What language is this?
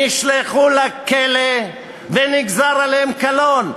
Hebrew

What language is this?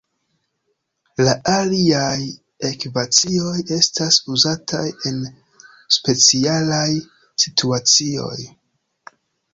Esperanto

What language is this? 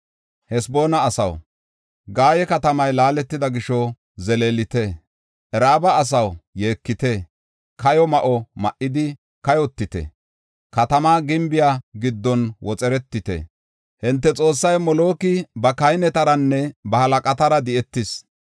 Gofa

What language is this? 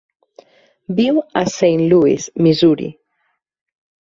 Catalan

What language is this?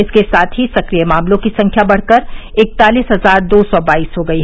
Hindi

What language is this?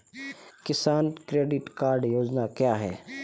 Hindi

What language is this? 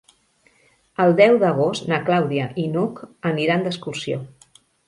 Catalan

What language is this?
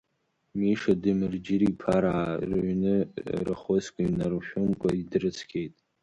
Abkhazian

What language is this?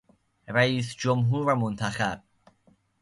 Persian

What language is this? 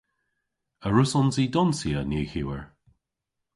Cornish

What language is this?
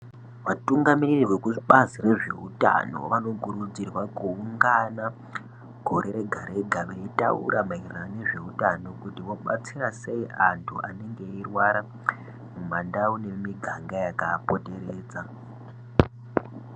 Ndau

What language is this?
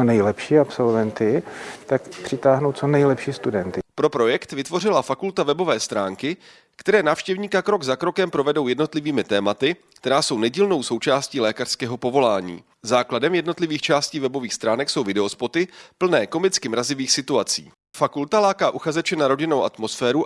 Czech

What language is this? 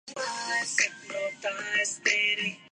Urdu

